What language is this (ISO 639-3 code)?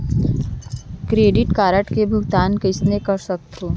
hne